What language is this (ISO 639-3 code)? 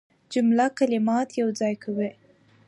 pus